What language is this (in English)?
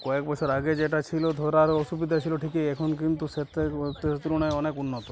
Bangla